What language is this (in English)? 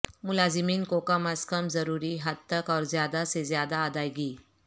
Urdu